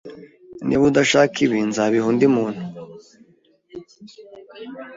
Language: Kinyarwanda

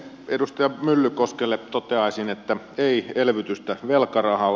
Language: Finnish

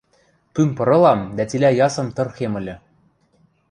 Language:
Western Mari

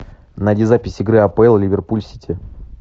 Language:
Russian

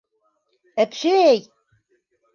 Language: Bashkir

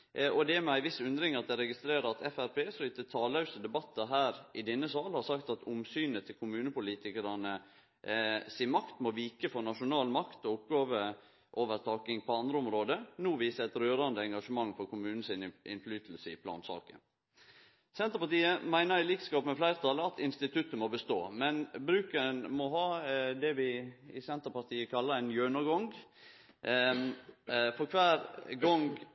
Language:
Norwegian Nynorsk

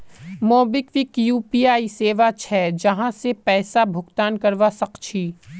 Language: Magahi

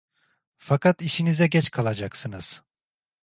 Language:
Turkish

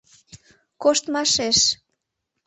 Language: Mari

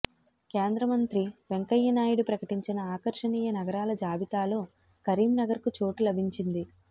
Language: Telugu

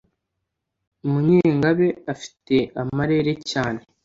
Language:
Kinyarwanda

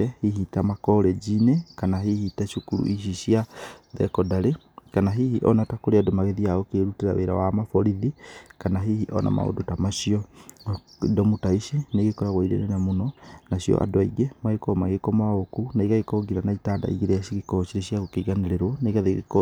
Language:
Kikuyu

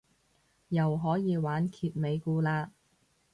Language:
Cantonese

